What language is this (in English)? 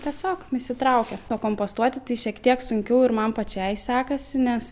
Lithuanian